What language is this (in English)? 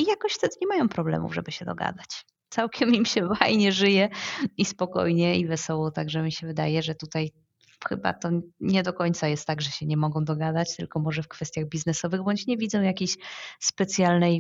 Polish